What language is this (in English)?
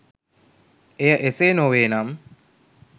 Sinhala